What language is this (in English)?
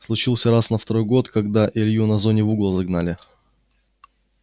Russian